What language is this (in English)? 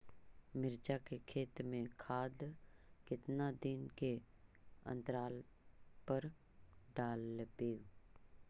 Magahi